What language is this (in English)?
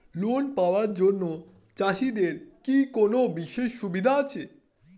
Bangla